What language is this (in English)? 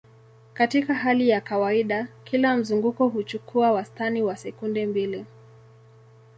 Swahili